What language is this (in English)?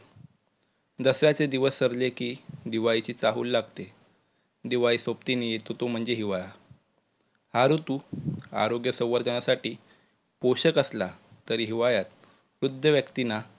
Marathi